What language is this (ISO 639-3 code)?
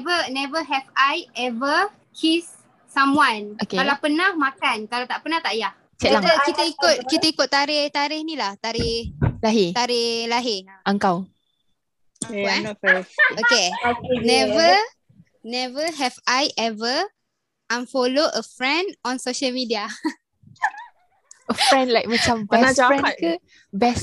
msa